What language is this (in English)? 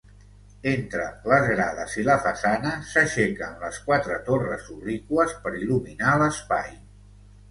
Catalan